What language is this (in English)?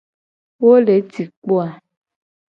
Gen